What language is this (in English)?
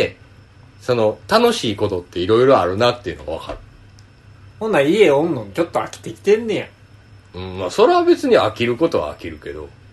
Japanese